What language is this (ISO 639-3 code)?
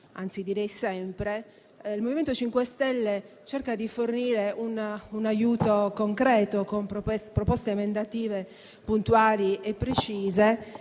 ita